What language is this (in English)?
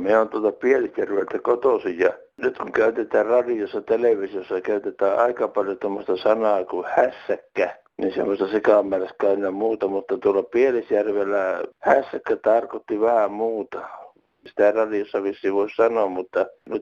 Finnish